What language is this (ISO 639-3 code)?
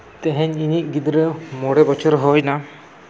sat